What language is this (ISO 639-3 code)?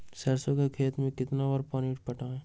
mag